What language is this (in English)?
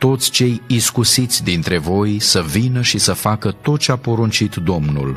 Romanian